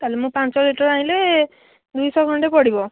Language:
Odia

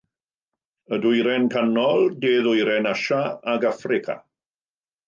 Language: Welsh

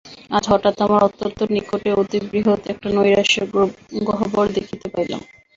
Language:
Bangla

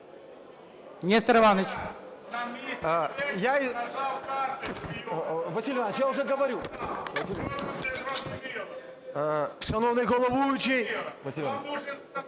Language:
Ukrainian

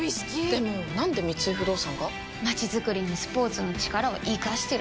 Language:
Japanese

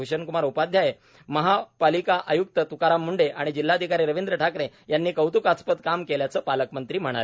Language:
Marathi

